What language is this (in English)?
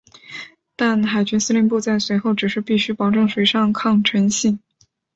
Chinese